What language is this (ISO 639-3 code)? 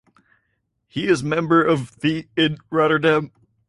eng